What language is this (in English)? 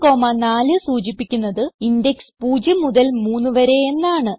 Malayalam